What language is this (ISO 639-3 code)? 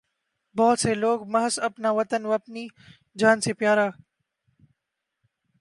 urd